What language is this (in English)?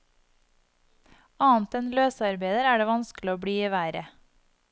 Norwegian